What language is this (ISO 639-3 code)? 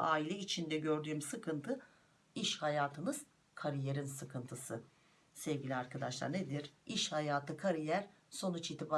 tur